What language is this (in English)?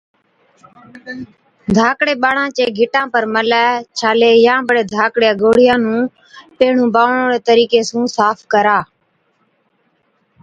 Od